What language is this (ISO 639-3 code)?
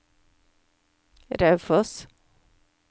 nor